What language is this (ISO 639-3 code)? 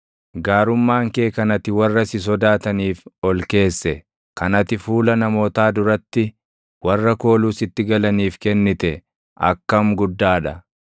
orm